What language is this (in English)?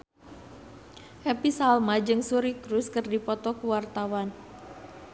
Sundanese